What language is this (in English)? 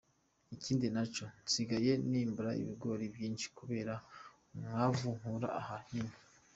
Kinyarwanda